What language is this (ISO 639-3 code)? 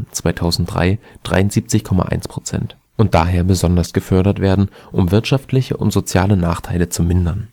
deu